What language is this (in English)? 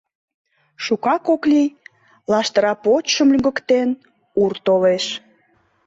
Mari